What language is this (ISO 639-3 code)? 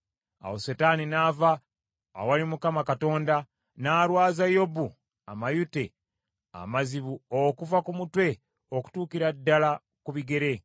lug